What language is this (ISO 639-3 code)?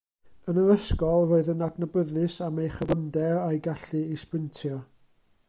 cym